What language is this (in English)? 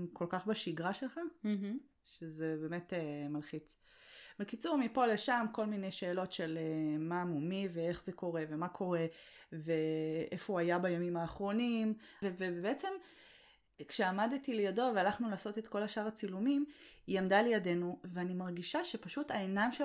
Hebrew